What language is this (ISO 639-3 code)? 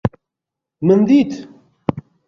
kur